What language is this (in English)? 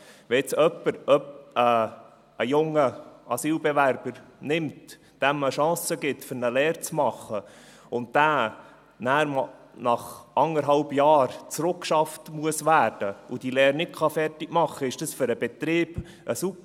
Swiss German